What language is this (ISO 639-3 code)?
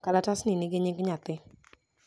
luo